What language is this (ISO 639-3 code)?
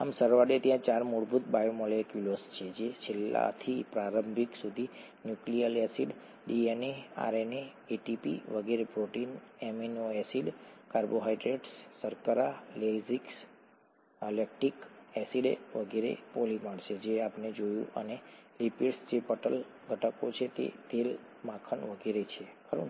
guj